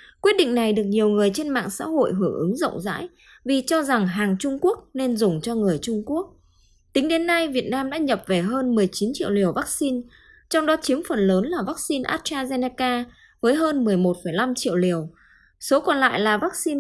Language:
Vietnamese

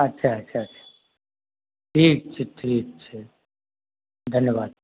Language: Maithili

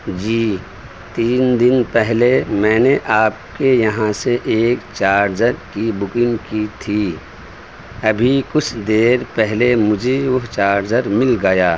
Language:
Urdu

